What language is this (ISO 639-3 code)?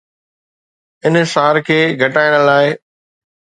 snd